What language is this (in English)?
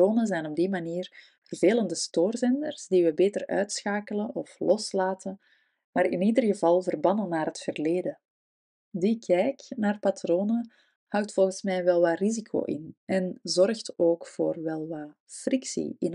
Dutch